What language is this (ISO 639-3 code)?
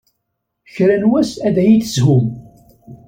kab